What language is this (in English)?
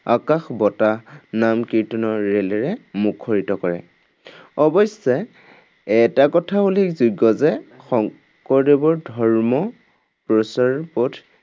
Assamese